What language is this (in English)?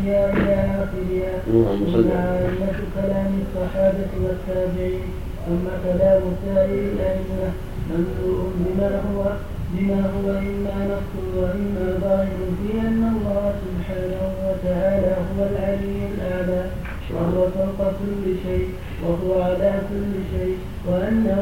Arabic